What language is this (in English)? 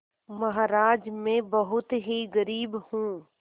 Hindi